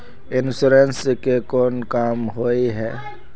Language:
Magahi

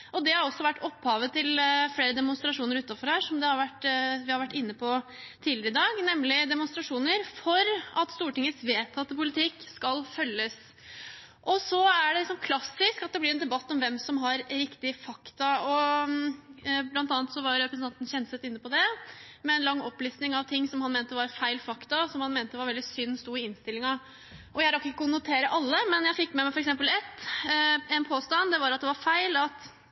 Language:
Norwegian Bokmål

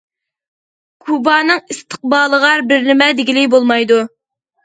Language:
Uyghur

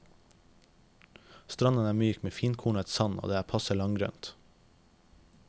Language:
Norwegian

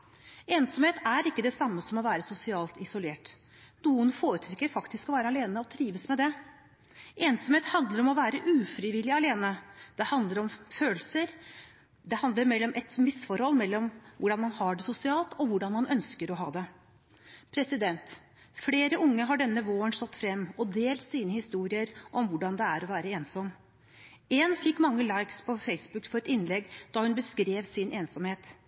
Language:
Norwegian Bokmål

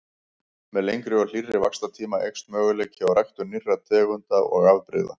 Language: Icelandic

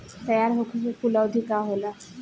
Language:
Bhojpuri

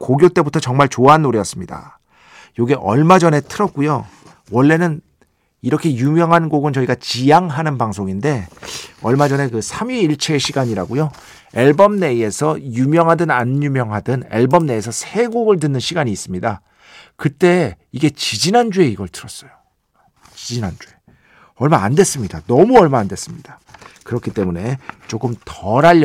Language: Korean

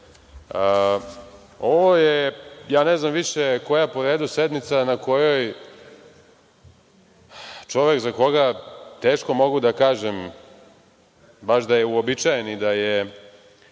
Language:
Serbian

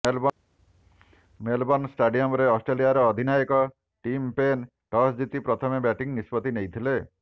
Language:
Odia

